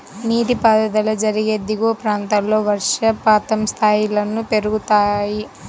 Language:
Telugu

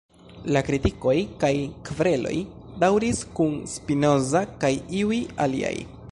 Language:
Esperanto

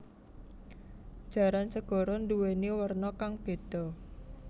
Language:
Javanese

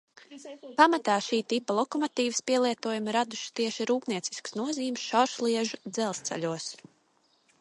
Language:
Latvian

